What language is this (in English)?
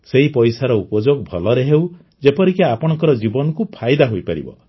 Odia